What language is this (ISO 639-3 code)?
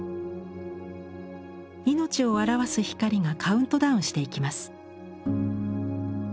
jpn